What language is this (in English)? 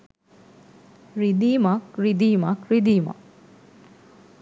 Sinhala